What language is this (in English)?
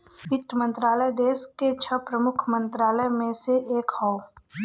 Bhojpuri